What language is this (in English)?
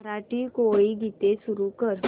Marathi